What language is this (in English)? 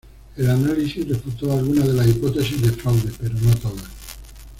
Spanish